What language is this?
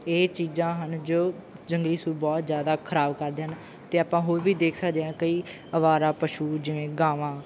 Punjabi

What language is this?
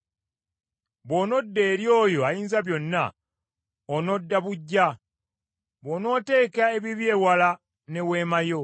Ganda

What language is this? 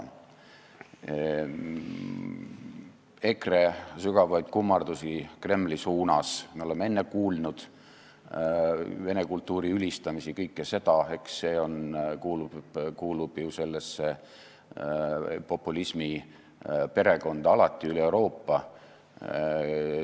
Estonian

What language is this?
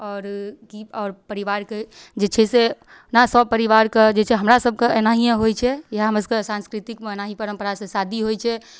Maithili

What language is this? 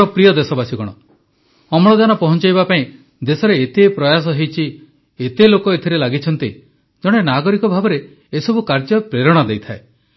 Odia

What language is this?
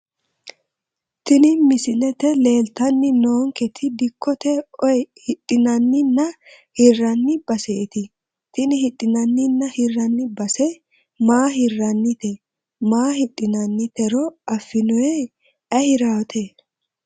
Sidamo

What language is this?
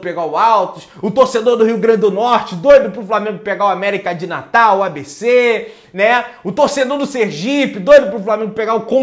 Portuguese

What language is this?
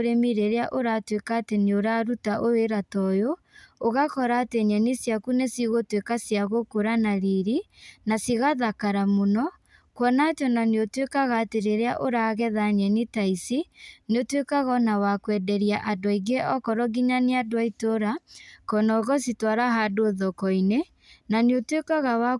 Kikuyu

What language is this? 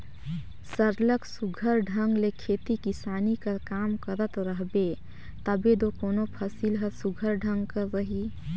Chhattisgarhi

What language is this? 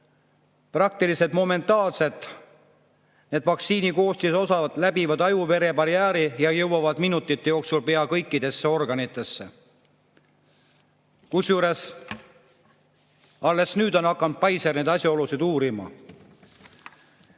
Estonian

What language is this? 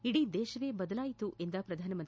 Kannada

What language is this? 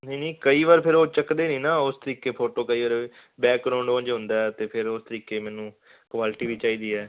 Punjabi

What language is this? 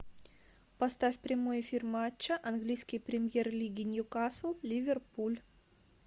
Russian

